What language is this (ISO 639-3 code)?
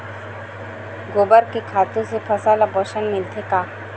hne